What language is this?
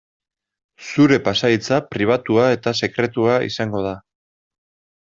Basque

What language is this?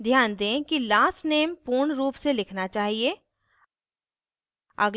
Hindi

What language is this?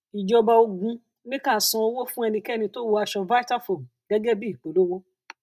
Yoruba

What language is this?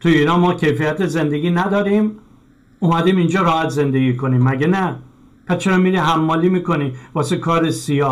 Persian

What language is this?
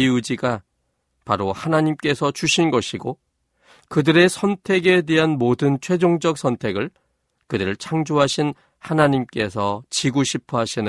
Korean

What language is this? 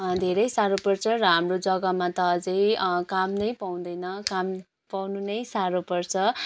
Nepali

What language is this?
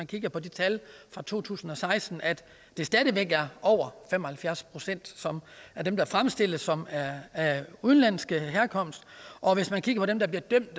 Danish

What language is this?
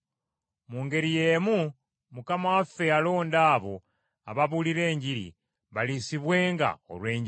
Ganda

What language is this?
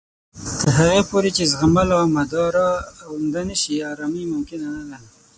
Pashto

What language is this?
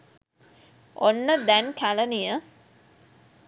Sinhala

